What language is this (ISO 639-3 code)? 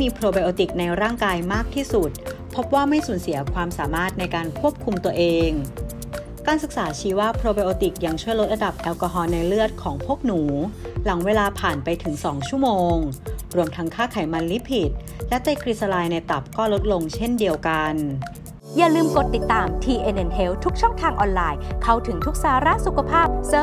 tha